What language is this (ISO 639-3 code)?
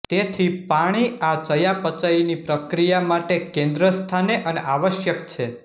guj